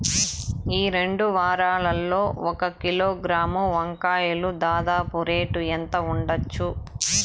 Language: Telugu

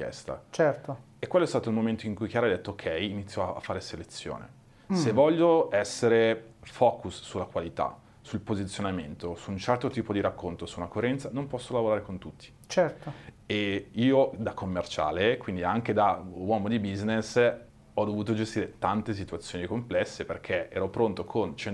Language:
Italian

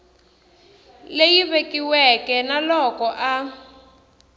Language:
Tsonga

